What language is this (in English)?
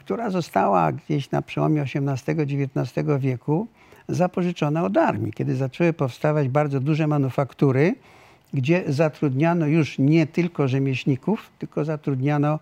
Polish